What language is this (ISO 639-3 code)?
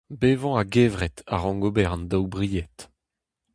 bre